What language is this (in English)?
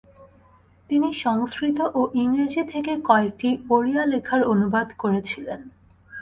Bangla